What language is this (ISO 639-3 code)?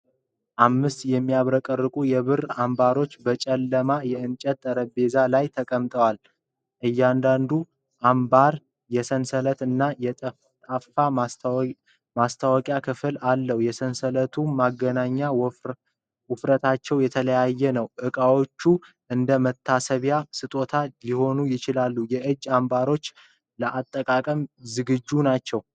amh